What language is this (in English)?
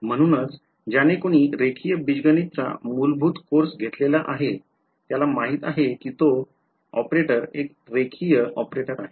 Marathi